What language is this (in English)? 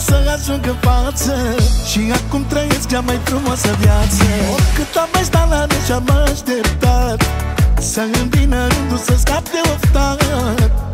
Romanian